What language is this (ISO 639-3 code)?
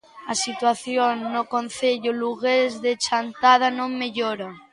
glg